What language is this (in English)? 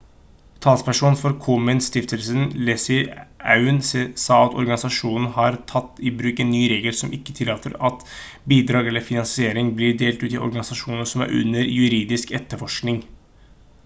Norwegian Bokmål